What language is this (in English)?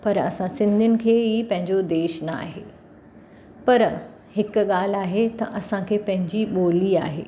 Sindhi